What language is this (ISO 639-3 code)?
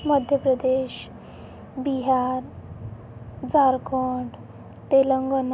mar